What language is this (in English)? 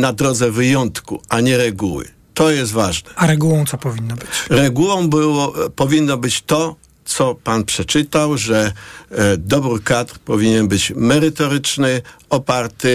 Polish